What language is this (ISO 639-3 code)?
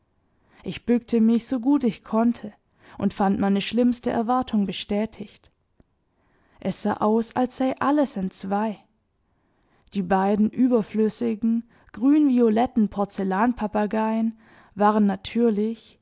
deu